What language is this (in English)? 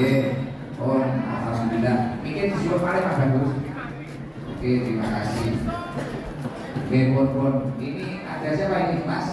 Indonesian